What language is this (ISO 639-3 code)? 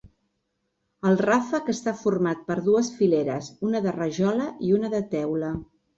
cat